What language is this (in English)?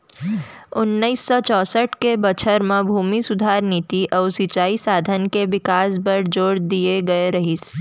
Chhattisgarhi